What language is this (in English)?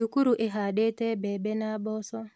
Kikuyu